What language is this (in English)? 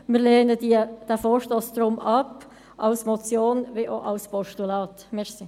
Swiss German